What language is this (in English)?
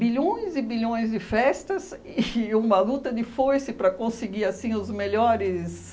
Portuguese